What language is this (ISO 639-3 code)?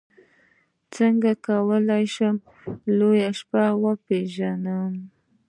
pus